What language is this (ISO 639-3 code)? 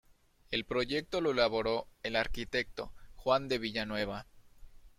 spa